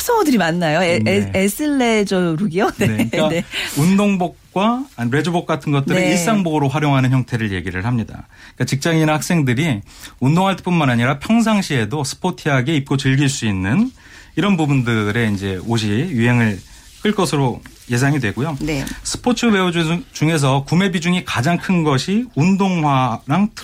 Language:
Korean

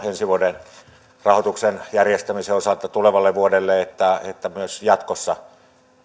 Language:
Finnish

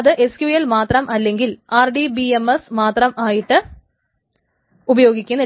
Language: Malayalam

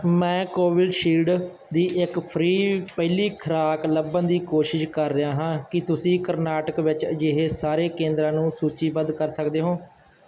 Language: Punjabi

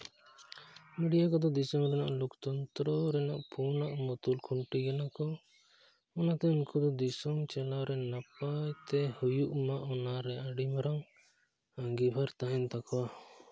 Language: Santali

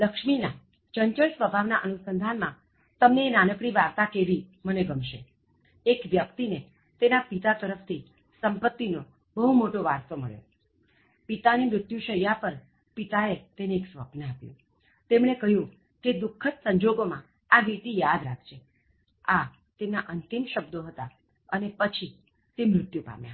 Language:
Gujarati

